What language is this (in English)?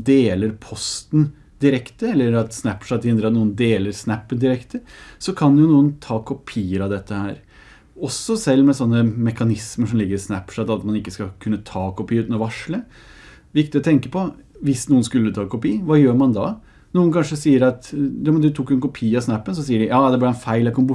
Norwegian